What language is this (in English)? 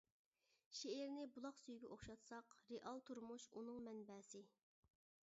Uyghur